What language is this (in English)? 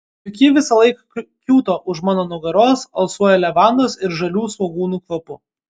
Lithuanian